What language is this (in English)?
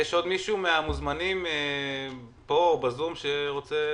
Hebrew